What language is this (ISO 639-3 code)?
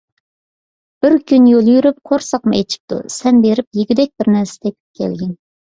uig